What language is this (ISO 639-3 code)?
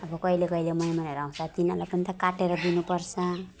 nep